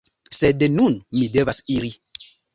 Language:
Esperanto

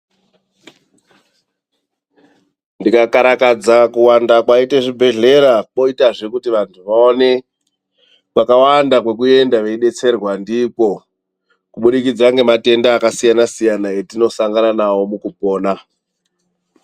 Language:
Ndau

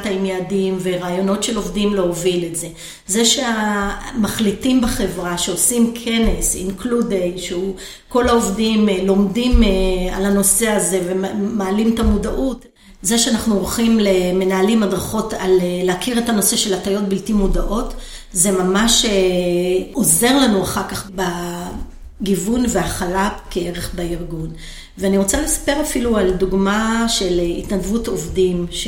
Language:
Hebrew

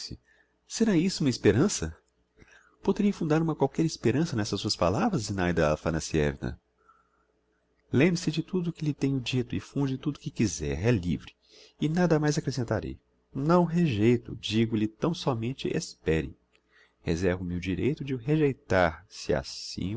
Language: Portuguese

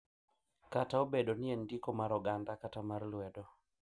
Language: Luo (Kenya and Tanzania)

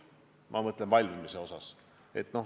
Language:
Estonian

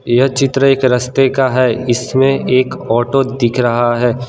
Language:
Hindi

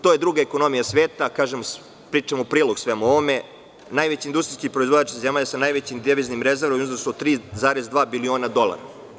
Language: Serbian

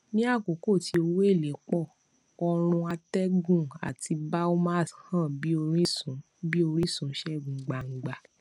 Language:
Yoruba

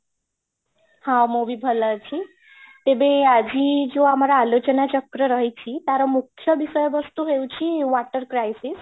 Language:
Odia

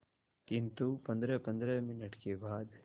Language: Hindi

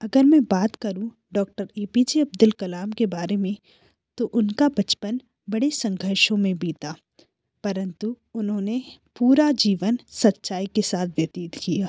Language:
Hindi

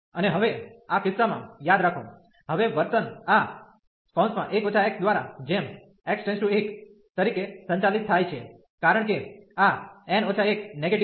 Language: Gujarati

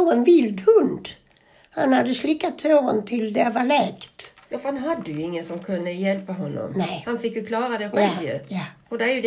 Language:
Swedish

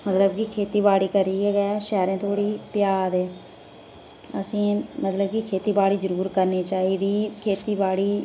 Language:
Dogri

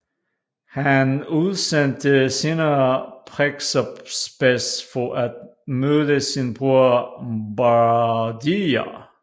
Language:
Danish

